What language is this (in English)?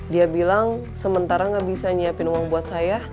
Indonesian